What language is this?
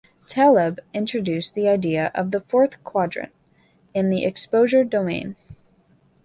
English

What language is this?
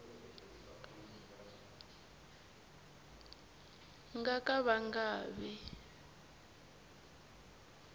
Tsonga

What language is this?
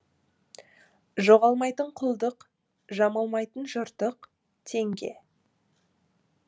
Kazakh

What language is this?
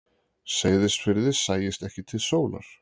Icelandic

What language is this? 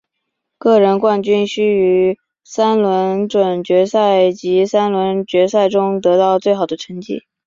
Chinese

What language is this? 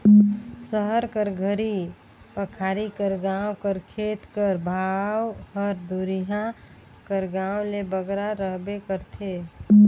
Chhattisgarhi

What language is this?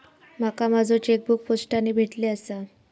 Marathi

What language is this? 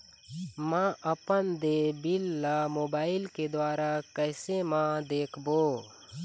Chhattisgarhi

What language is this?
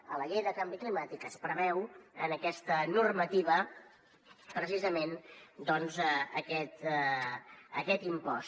Catalan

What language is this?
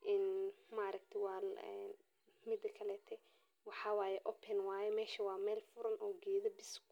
Somali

